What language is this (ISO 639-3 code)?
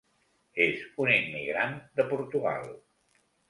cat